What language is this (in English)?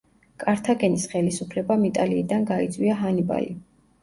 Georgian